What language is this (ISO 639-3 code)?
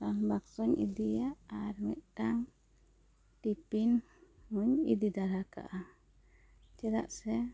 sat